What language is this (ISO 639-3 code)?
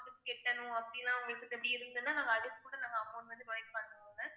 tam